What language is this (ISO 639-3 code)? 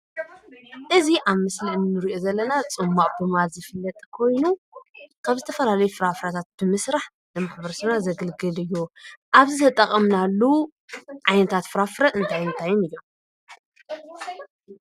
tir